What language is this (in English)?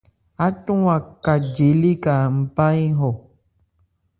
Ebrié